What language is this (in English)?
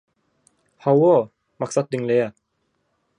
Turkmen